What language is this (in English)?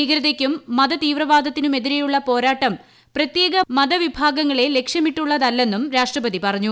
Malayalam